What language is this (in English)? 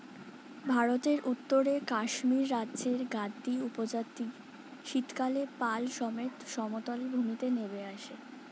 Bangla